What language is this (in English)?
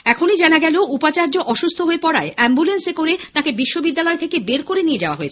Bangla